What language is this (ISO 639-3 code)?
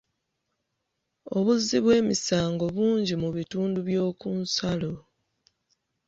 lug